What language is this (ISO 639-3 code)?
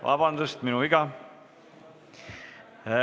est